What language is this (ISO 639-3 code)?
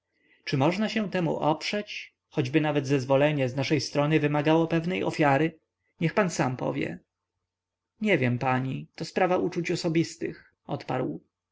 pol